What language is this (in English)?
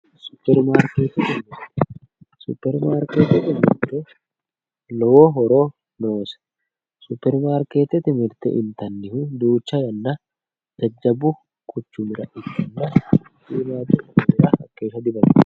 Sidamo